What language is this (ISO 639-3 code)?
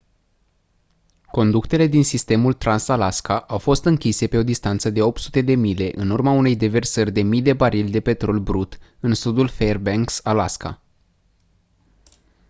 ron